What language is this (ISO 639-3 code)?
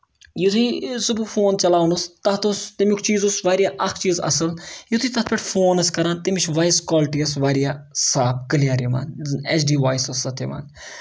kas